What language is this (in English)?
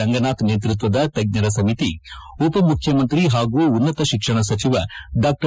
Kannada